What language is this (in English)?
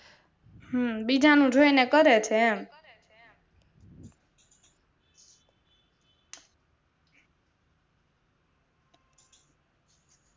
Gujarati